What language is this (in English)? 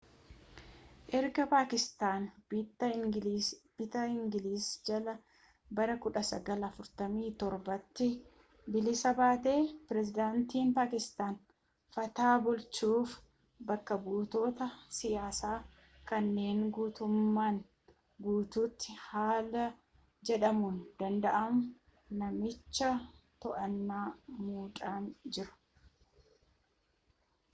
Oromo